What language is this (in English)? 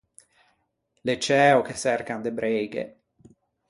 Ligurian